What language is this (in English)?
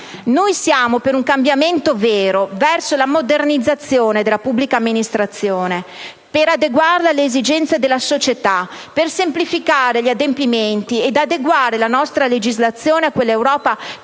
Italian